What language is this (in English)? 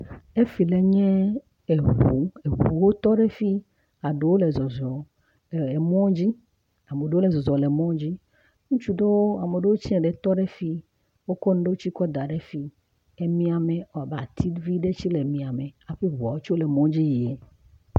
Ewe